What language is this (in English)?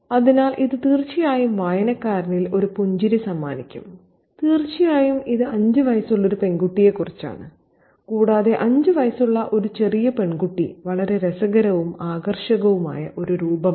Malayalam